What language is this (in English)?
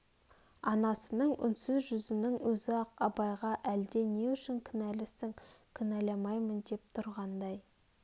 Kazakh